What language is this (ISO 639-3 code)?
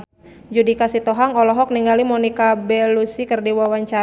sun